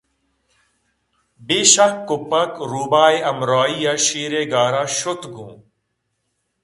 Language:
Eastern Balochi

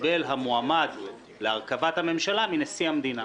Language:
Hebrew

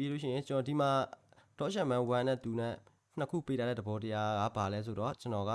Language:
Korean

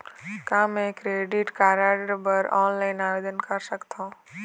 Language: Chhattisgarhi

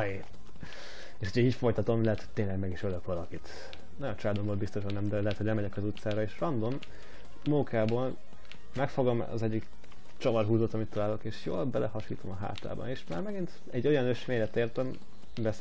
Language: Hungarian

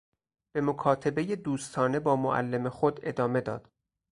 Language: Persian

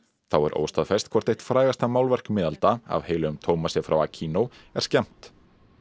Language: Icelandic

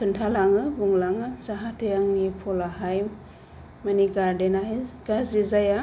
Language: Bodo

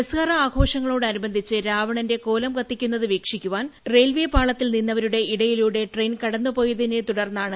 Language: Malayalam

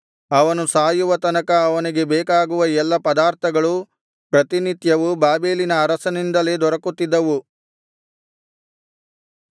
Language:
Kannada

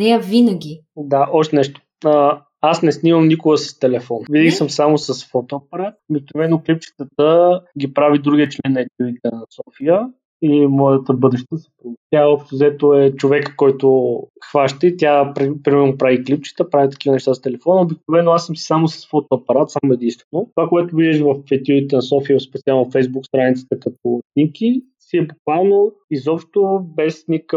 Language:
Bulgarian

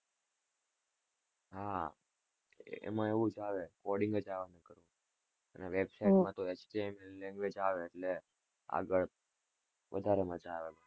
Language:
Gujarati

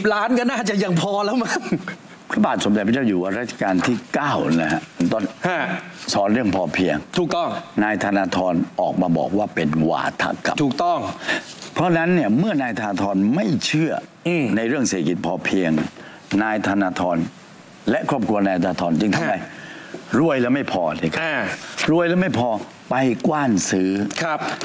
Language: Thai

